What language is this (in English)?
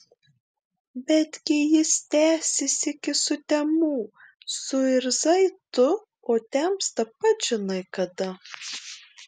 Lithuanian